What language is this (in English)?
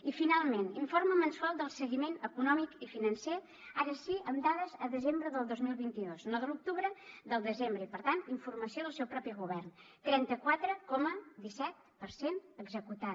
Catalan